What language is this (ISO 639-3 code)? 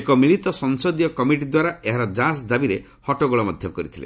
ori